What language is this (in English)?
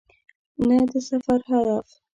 Pashto